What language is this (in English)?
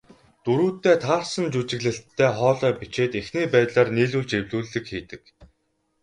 Mongolian